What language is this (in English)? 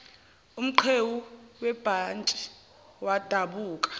Zulu